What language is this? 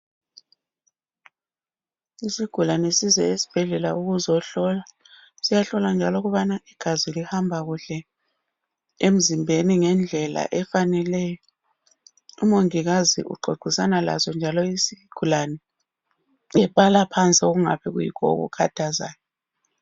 North Ndebele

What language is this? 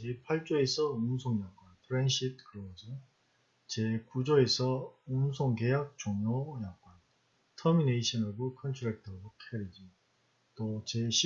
Korean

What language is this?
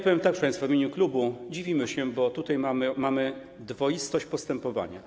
Polish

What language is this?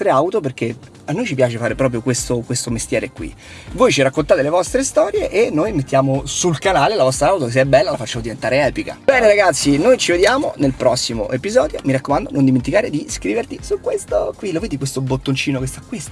Italian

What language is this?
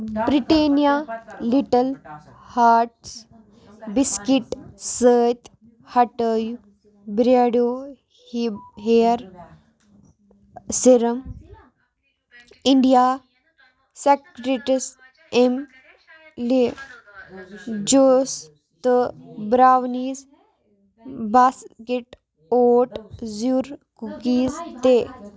Kashmiri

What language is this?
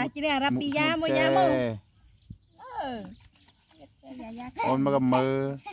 Thai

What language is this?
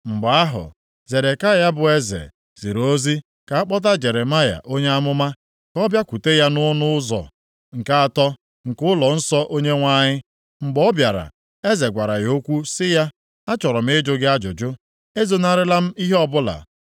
Igbo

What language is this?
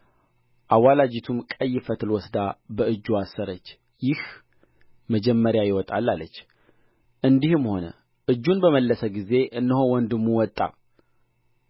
Amharic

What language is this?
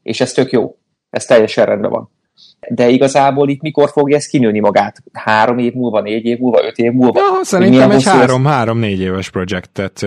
Hungarian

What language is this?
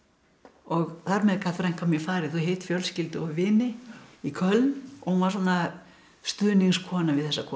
Icelandic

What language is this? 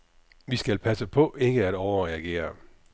Danish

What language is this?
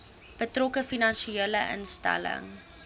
Afrikaans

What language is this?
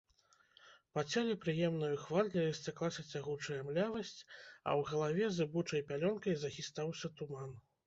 Belarusian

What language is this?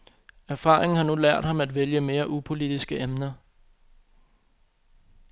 Danish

